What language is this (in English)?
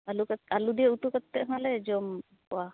Santali